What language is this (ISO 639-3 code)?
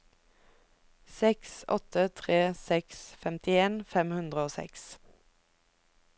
nor